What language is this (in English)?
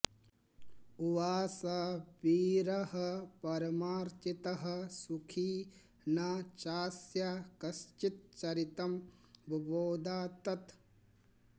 Sanskrit